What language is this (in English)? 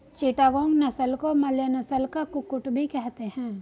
Hindi